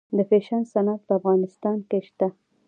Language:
Pashto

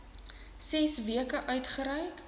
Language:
Afrikaans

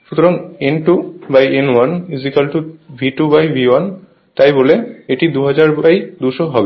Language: Bangla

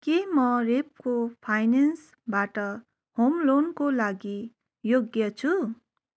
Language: Nepali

